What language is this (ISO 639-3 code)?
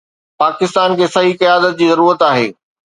snd